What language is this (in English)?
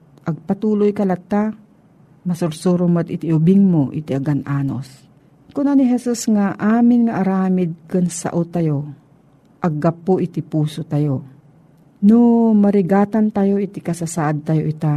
Filipino